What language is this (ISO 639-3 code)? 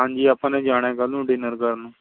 pan